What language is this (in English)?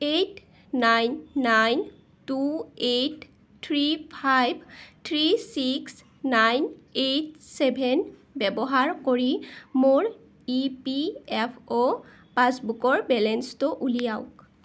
Assamese